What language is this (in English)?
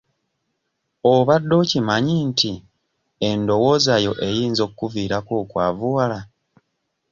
Ganda